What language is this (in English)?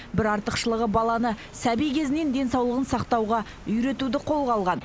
Kazakh